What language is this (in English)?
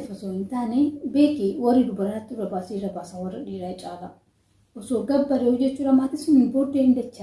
Oromo